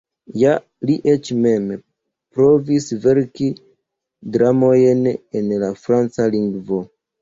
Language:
Esperanto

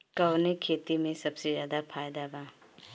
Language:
Bhojpuri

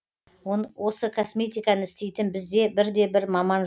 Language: Kazakh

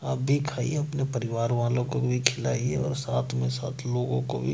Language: Hindi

